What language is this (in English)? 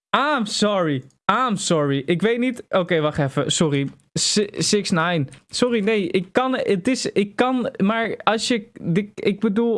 Dutch